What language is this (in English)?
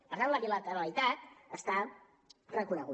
Catalan